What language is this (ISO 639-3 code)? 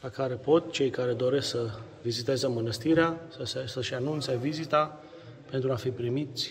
ron